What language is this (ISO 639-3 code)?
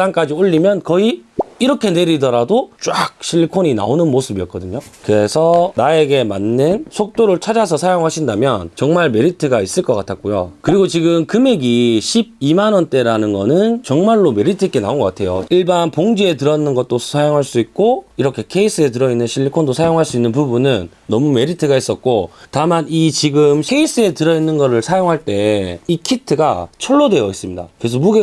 kor